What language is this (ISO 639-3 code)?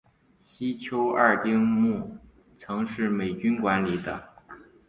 zho